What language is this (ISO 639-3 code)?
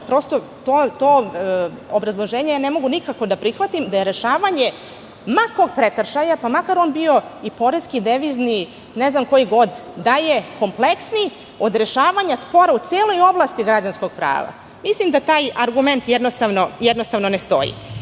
srp